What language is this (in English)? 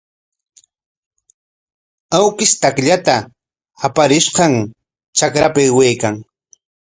Corongo Ancash Quechua